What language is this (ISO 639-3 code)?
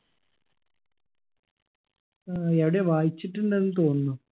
mal